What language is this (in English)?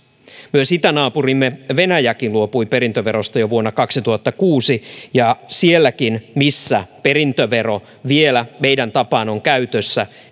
Finnish